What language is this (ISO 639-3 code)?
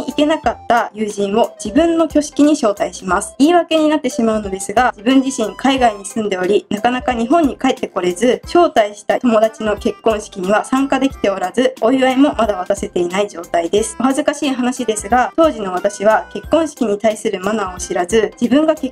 jpn